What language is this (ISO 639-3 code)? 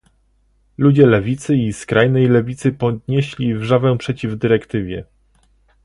pol